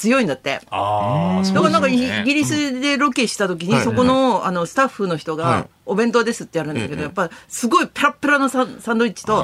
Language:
Japanese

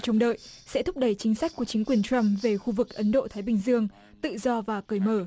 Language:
Vietnamese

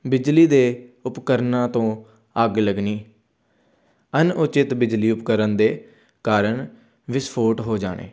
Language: Punjabi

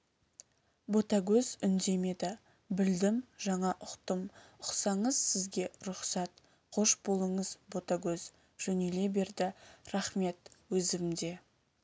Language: Kazakh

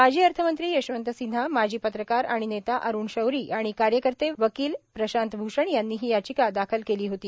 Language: Marathi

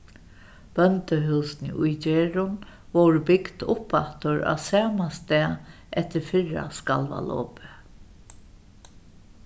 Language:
Faroese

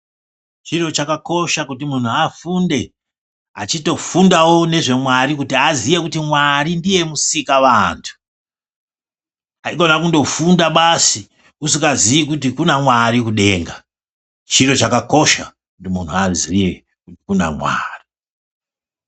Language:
Ndau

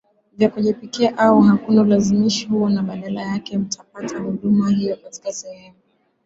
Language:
Swahili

